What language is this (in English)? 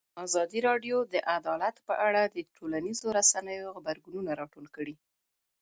Pashto